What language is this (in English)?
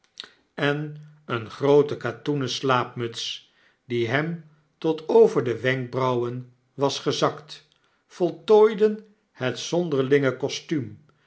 Dutch